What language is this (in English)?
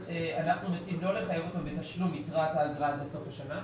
Hebrew